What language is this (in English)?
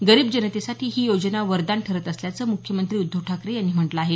Marathi